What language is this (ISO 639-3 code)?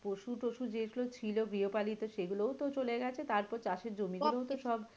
ben